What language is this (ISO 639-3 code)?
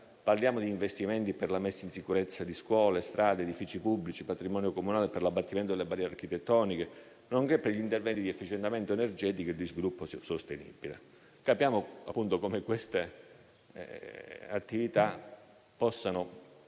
ita